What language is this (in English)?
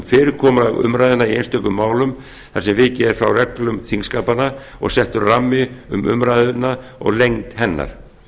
Icelandic